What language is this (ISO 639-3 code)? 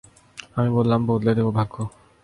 ben